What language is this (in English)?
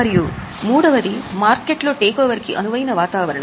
Telugu